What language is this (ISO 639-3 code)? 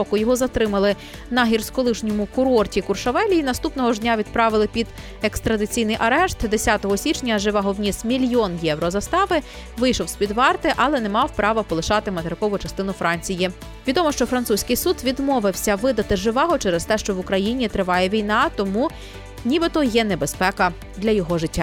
ukr